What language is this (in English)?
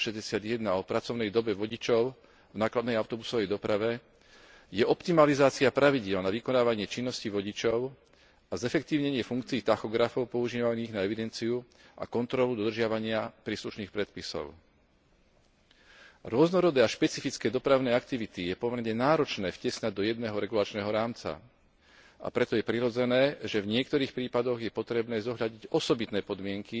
Slovak